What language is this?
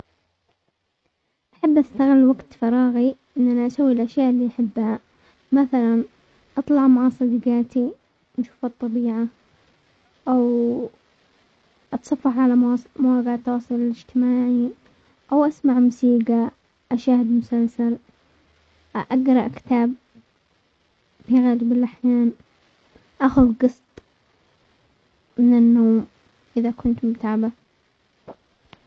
Omani Arabic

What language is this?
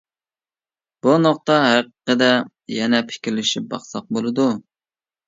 Uyghur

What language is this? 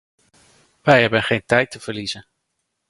Dutch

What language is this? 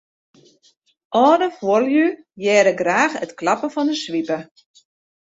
Western Frisian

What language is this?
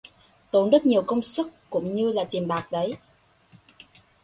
Vietnamese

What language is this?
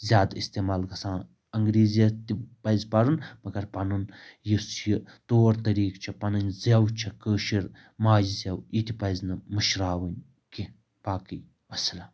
Kashmiri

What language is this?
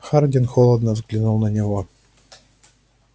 Russian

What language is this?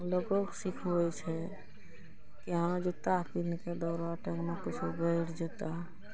Maithili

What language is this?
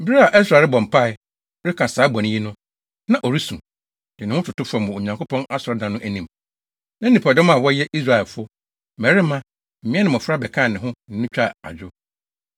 Akan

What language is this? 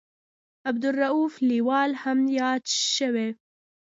Pashto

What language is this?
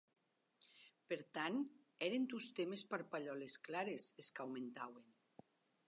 Occitan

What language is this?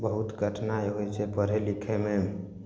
Maithili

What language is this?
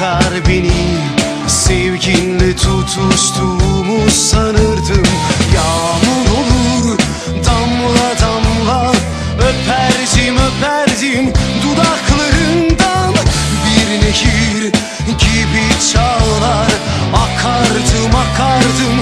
Arabic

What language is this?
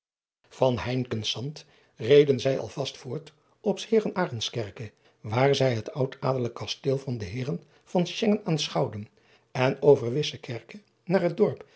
Dutch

